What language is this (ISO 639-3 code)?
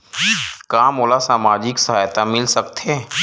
hne